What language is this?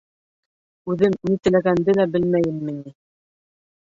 Bashkir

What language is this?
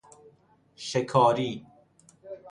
Persian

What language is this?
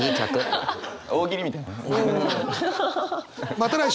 Japanese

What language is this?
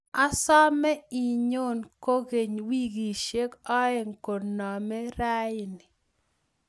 Kalenjin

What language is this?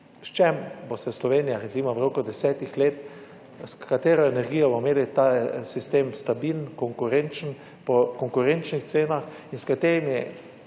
Slovenian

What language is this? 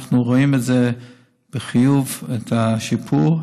Hebrew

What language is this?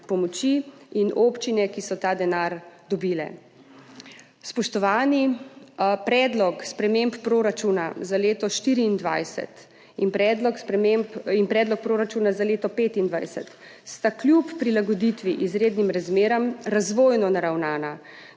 Slovenian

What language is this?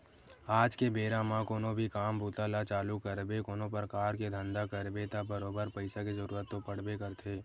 Chhattisgarhi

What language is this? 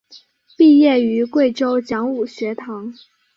Chinese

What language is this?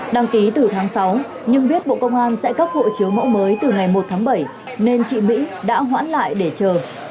Vietnamese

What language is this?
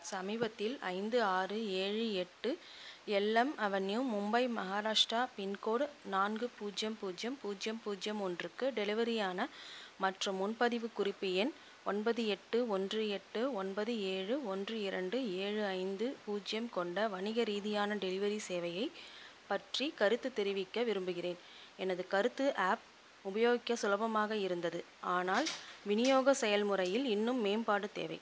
Tamil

